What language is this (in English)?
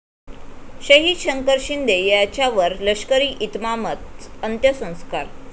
Marathi